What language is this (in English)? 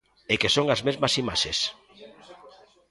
Galician